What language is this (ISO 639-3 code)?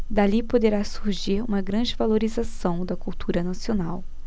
por